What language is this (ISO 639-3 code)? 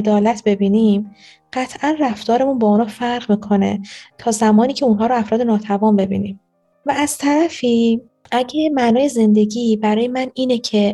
fas